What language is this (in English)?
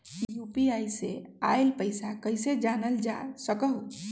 Magahi